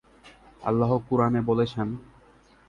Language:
Bangla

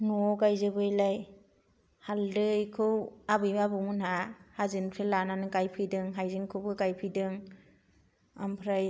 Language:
Bodo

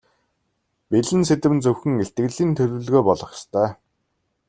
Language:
Mongolian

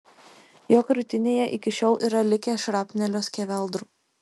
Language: Lithuanian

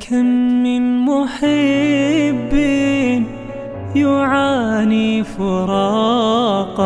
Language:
Arabic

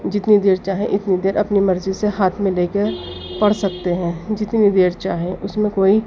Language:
Urdu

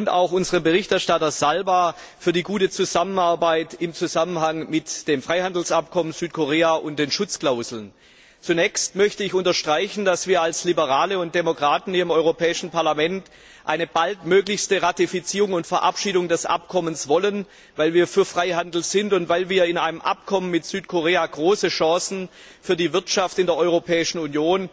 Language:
German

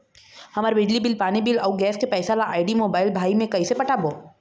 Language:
Chhattisgarhi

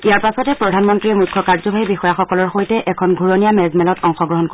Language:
Assamese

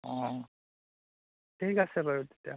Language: Assamese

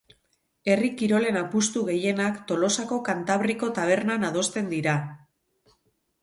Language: Basque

